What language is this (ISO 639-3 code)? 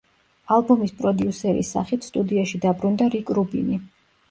kat